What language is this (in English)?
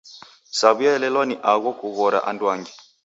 Taita